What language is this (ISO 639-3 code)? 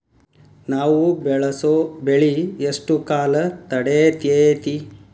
kan